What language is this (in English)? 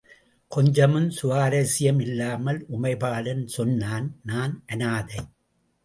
Tamil